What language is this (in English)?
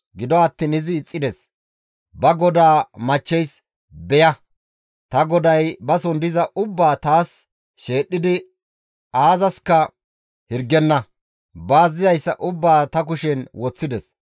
Gamo